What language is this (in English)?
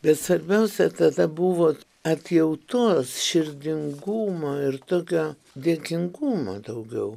Lithuanian